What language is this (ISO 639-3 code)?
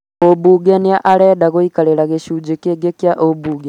kik